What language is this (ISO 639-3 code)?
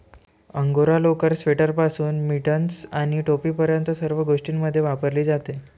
mar